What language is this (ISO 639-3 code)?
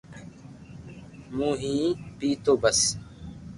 lrk